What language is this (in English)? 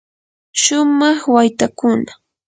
Yanahuanca Pasco Quechua